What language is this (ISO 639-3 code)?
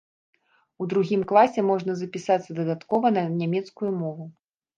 bel